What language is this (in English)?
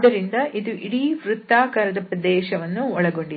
Kannada